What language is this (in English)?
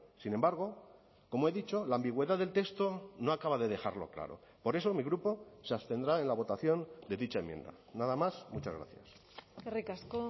Spanish